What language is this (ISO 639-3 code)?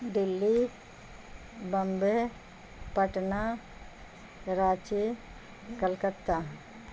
urd